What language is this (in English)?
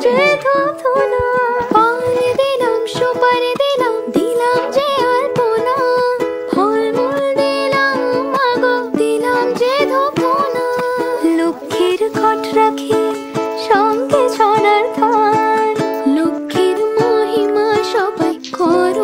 Hindi